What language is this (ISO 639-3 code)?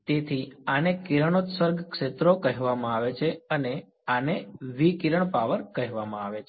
guj